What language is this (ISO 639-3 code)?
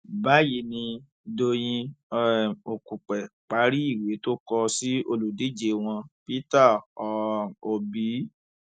yor